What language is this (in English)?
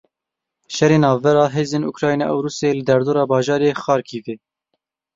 Kurdish